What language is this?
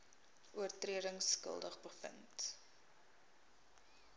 Afrikaans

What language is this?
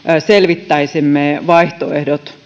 Finnish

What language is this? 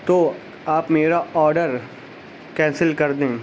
Urdu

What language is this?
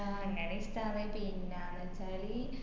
Malayalam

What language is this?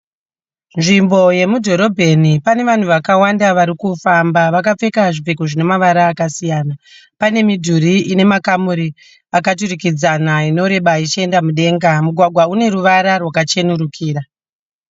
Shona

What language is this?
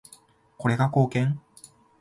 Japanese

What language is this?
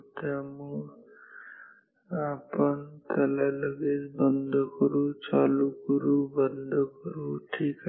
Marathi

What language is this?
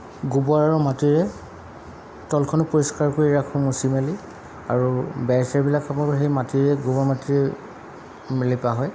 Assamese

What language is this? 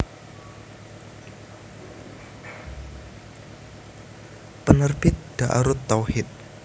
Javanese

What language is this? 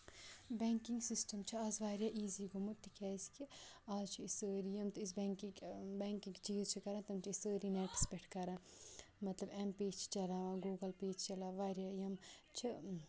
Kashmiri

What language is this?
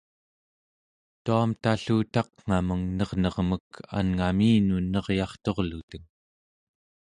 Central Yupik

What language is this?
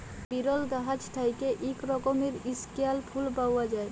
Bangla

